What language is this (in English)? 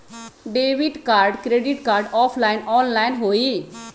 Magahi